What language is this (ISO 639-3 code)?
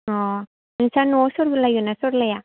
brx